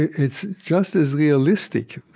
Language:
English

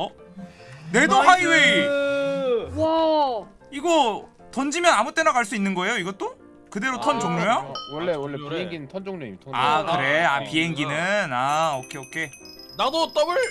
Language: Korean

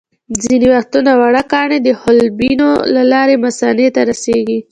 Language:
Pashto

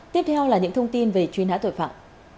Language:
Vietnamese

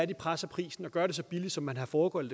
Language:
Danish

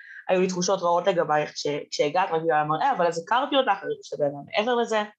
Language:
Hebrew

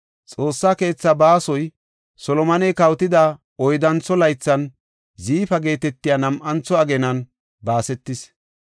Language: Gofa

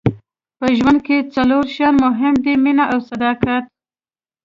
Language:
Pashto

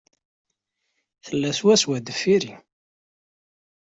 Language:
Kabyle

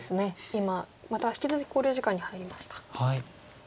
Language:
Japanese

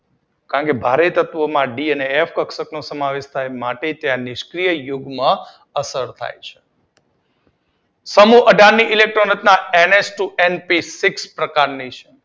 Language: Gujarati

